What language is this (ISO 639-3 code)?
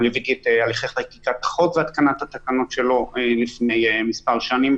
heb